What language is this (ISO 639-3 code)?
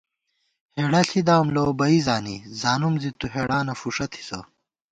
gwt